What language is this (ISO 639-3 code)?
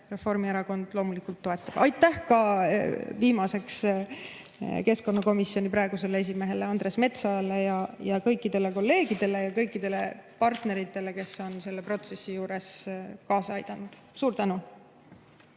est